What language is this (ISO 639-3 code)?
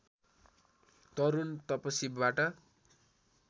nep